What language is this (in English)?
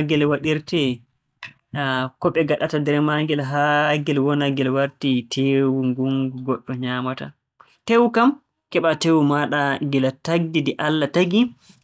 Borgu Fulfulde